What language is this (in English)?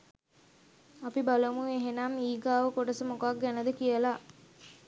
Sinhala